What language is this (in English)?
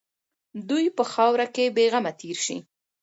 Pashto